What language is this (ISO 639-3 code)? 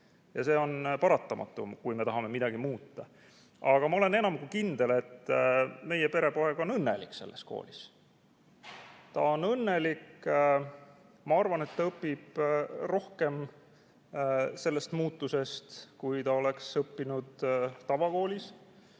est